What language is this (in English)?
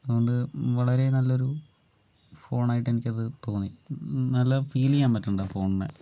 Malayalam